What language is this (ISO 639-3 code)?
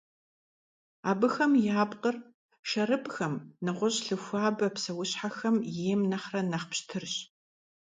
kbd